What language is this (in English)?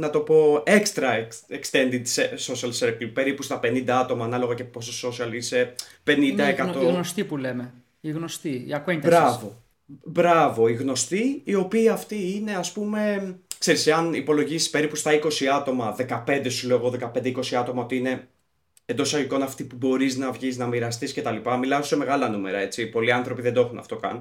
Greek